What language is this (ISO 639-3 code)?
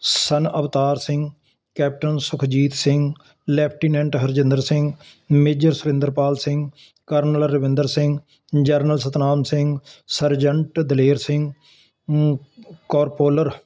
pan